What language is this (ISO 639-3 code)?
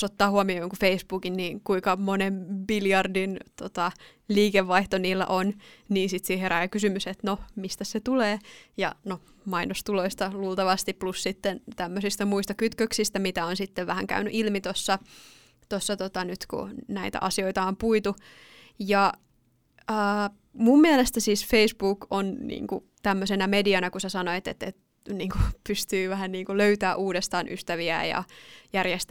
fin